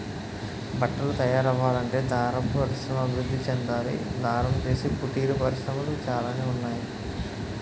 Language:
Telugu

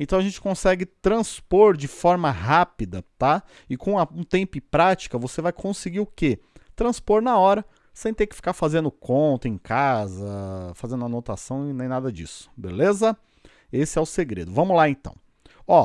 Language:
Portuguese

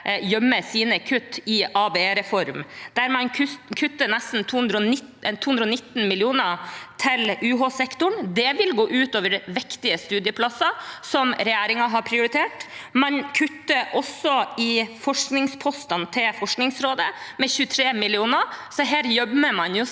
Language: Norwegian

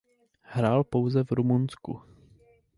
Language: Czech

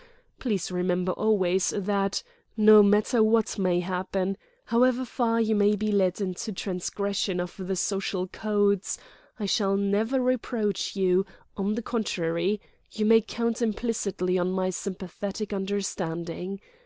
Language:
English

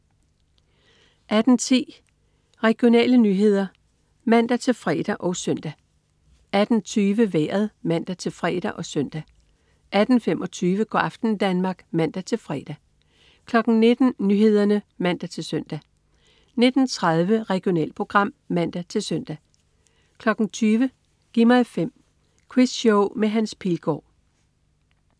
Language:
Danish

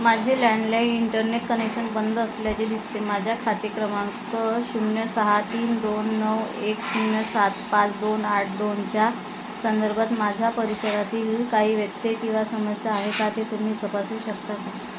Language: Marathi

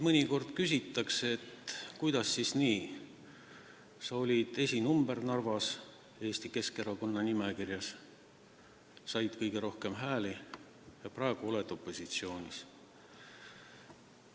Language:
Estonian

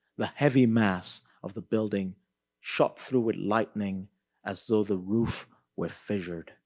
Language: English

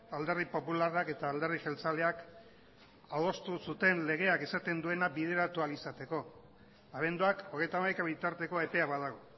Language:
Basque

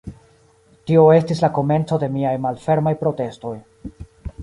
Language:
Esperanto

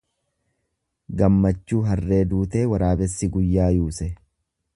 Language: Oromo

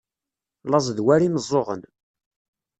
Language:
Kabyle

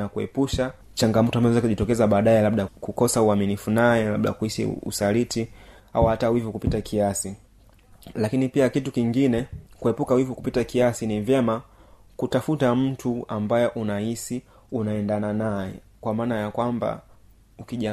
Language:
Swahili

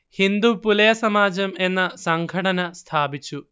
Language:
Malayalam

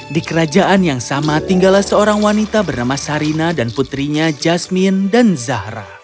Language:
Indonesian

